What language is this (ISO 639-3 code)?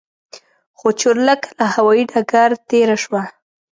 pus